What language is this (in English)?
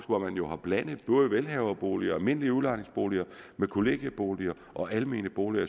Danish